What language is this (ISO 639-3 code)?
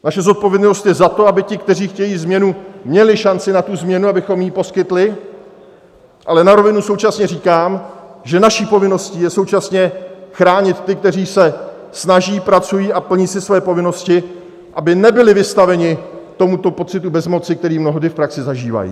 ces